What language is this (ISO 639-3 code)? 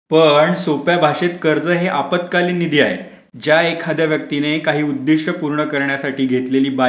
mar